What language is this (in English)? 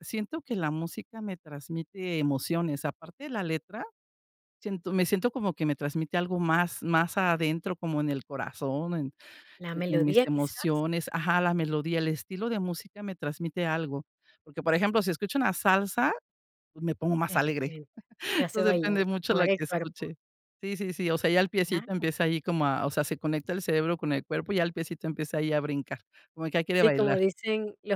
Spanish